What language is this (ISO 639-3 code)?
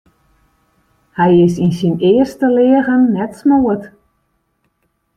fry